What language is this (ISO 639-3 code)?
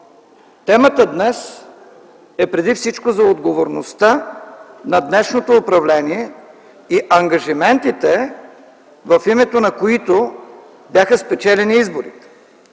bul